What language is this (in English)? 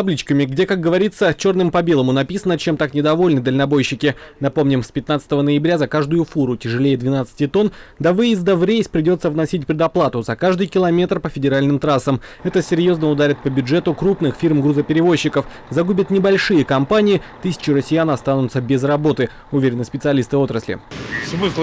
Russian